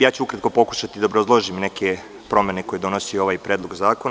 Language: Serbian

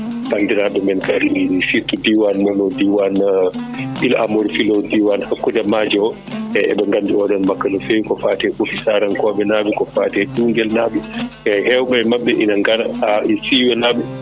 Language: Fula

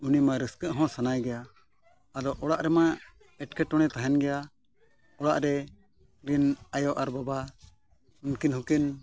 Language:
Santali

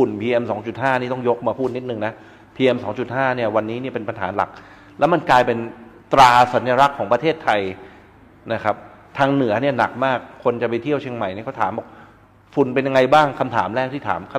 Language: Thai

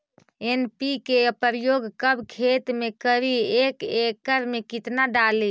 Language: Magahi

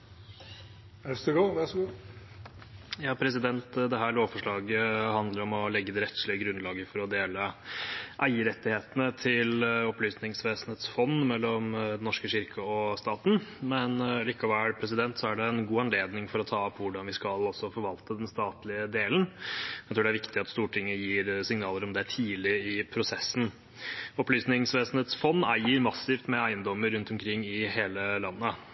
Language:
Norwegian Bokmål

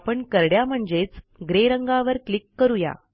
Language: Marathi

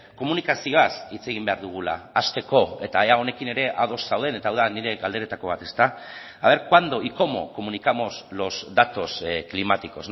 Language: Basque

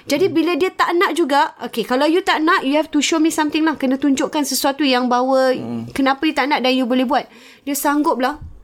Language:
Malay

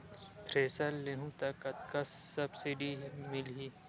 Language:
Chhattisgarhi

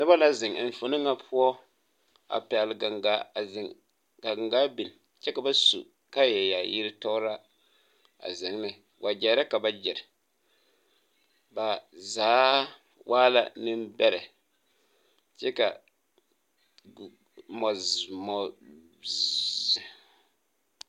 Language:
Southern Dagaare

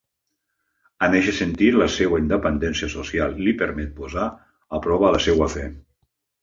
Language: Catalan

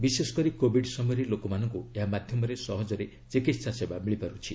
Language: Odia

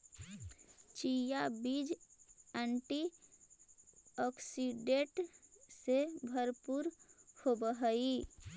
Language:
Magahi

